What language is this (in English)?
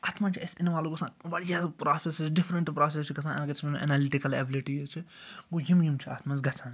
Kashmiri